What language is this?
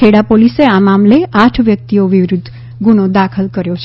Gujarati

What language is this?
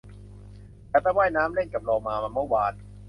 Thai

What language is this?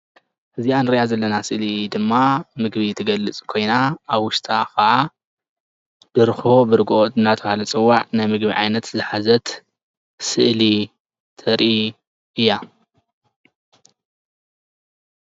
Tigrinya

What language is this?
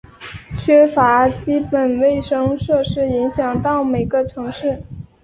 Chinese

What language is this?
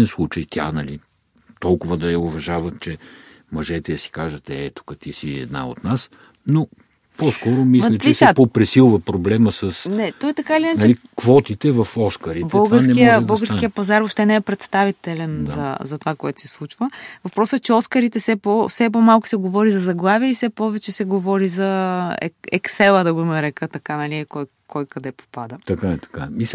Bulgarian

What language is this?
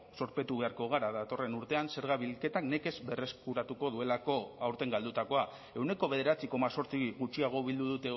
Basque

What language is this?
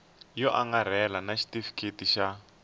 Tsonga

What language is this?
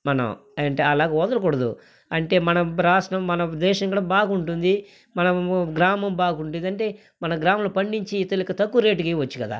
Telugu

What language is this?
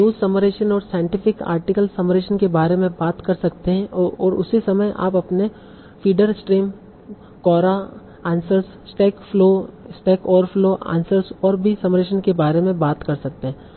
Hindi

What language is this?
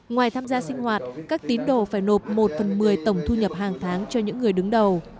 Vietnamese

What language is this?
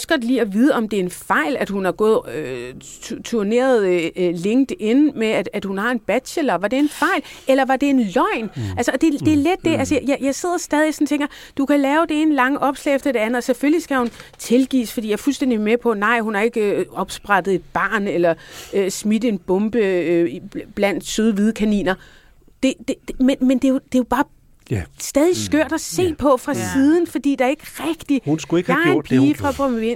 Danish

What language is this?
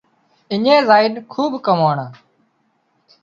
Wadiyara Koli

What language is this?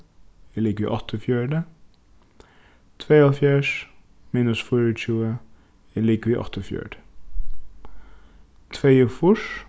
Faroese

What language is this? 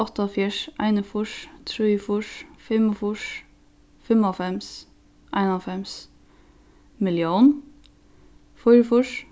Faroese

